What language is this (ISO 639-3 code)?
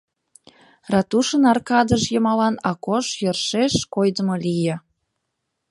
chm